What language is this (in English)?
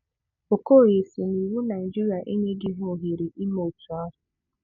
Igbo